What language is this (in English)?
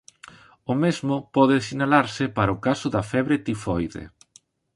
Galician